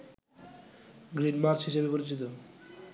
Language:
Bangla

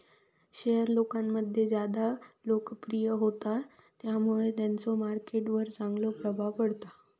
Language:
Marathi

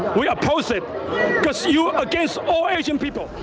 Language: English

